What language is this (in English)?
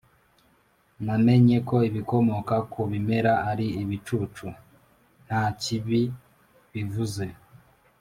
Kinyarwanda